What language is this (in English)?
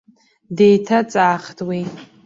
Abkhazian